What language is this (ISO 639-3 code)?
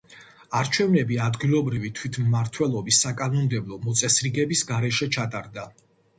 kat